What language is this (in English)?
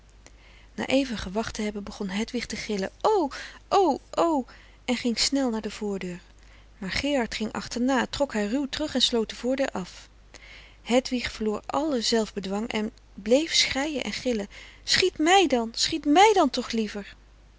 Dutch